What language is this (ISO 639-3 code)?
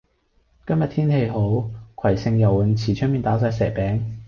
yue